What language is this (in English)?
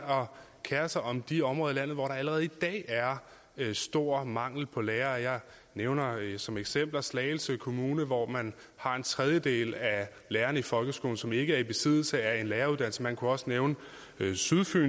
Danish